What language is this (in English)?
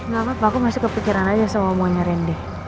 Indonesian